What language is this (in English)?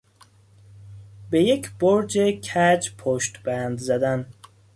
Persian